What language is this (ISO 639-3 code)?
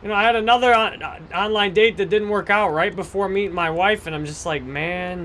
eng